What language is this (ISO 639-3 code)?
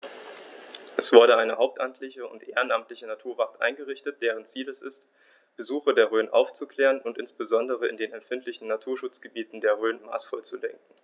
deu